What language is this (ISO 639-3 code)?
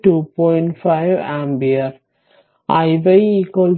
mal